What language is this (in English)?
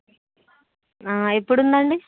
Telugu